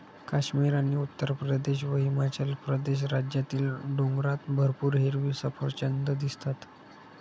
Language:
Marathi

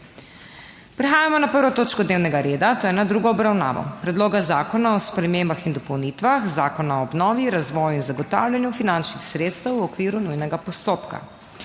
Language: Slovenian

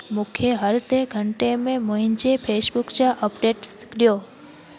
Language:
Sindhi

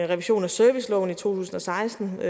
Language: Danish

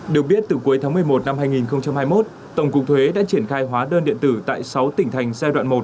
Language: Vietnamese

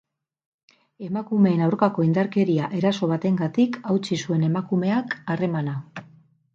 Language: Basque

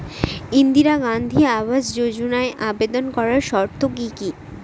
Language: Bangla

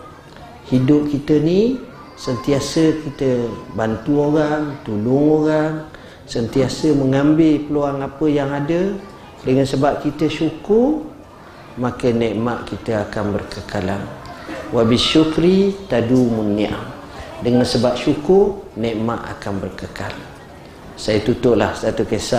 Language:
Malay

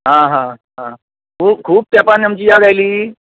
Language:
Konkani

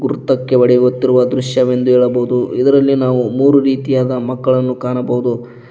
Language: Kannada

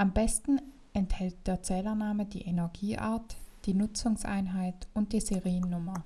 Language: German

